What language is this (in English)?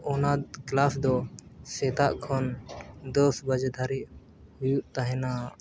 Santali